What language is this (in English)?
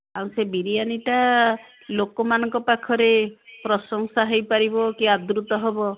Odia